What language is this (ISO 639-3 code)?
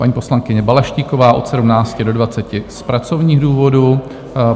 ces